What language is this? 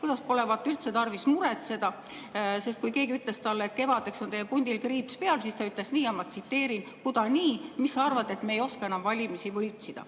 Estonian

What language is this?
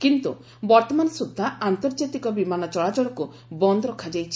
Odia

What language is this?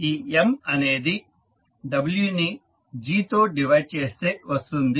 Telugu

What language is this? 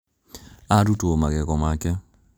Kikuyu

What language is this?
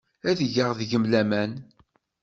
Kabyle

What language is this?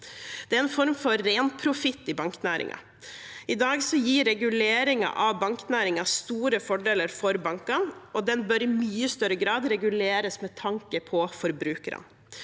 Norwegian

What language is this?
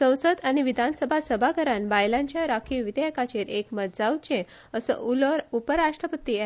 Konkani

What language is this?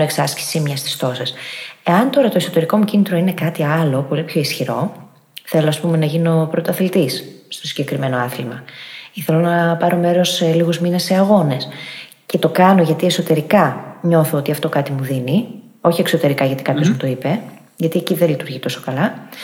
Greek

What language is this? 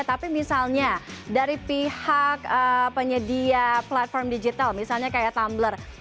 Indonesian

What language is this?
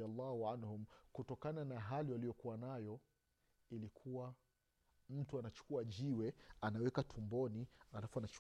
Swahili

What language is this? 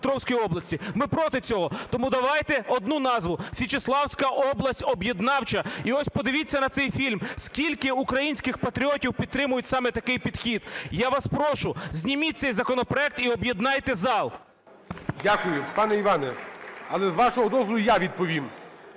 Ukrainian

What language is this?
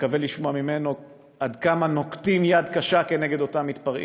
Hebrew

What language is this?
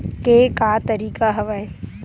Chhattisgarhi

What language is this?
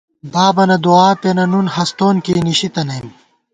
Gawar-Bati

